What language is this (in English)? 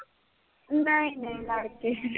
Punjabi